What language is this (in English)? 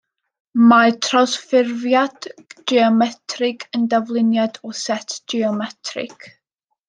Welsh